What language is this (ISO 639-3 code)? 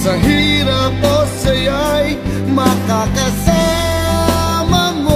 ind